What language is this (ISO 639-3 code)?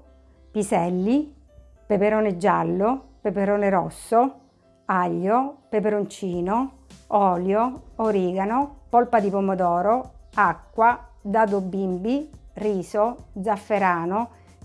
ita